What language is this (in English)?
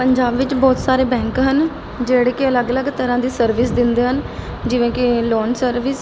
Punjabi